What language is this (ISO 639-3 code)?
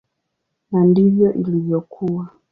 swa